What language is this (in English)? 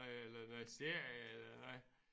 Danish